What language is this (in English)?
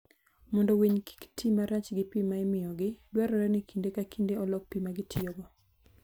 Luo (Kenya and Tanzania)